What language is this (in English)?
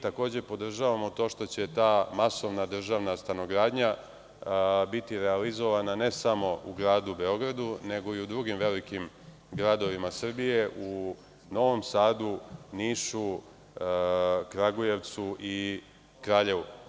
Serbian